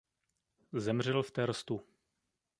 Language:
Czech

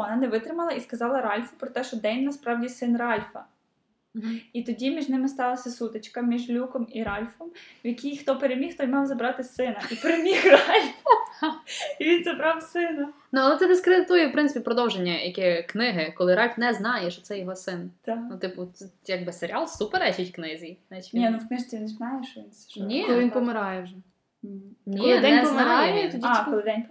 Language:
Ukrainian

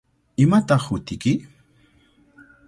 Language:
Cajatambo North Lima Quechua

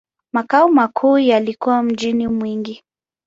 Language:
Swahili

